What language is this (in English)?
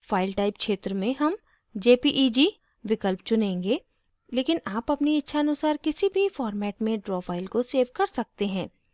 Hindi